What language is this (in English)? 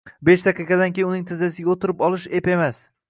Uzbek